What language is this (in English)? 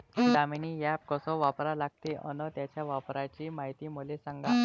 Marathi